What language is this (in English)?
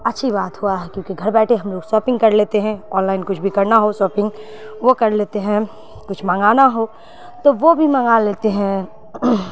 Urdu